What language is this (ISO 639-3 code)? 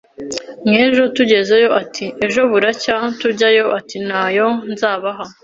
kin